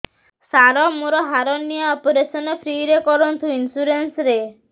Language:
Odia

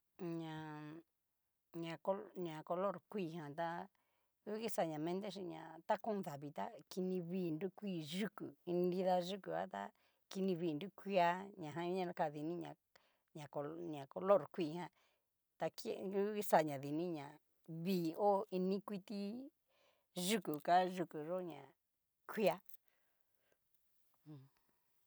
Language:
Cacaloxtepec Mixtec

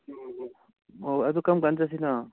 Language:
Manipuri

